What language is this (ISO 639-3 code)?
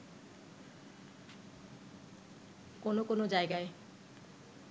ben